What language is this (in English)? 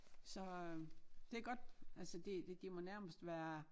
Danish